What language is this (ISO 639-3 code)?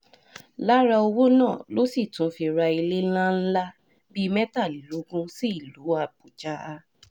yor